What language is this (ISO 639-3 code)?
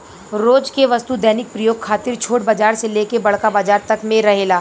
bho